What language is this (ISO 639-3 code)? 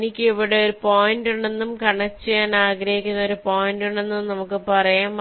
mal